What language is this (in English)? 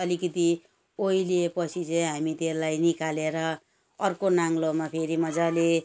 Nepali